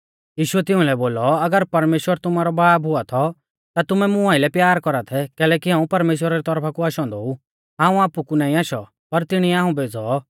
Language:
Mahasu Pahari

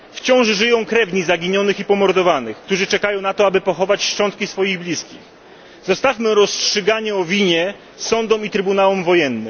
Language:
Polish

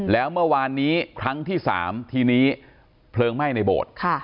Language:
Thai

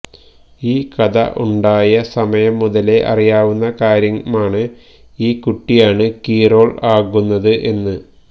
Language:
Malayalam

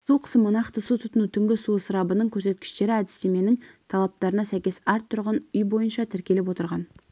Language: Kazakh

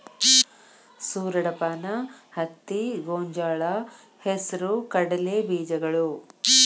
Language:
Kannada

